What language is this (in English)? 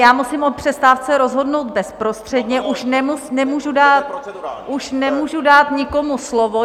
Czech